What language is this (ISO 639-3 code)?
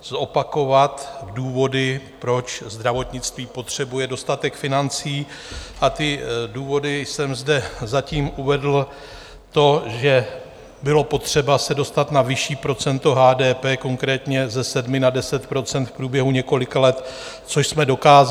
ces